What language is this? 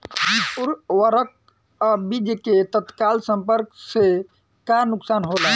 Bhojpuri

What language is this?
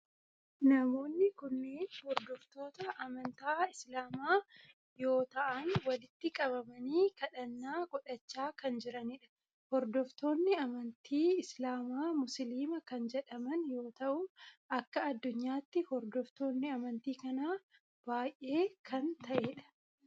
Oromo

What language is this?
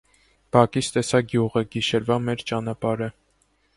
Armenian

